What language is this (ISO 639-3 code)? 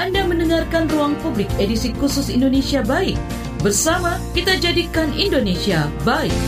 ind